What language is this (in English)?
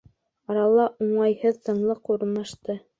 Bashkir